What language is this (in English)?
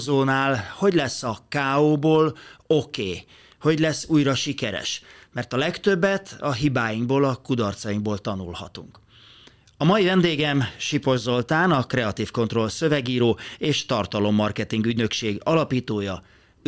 Hungarian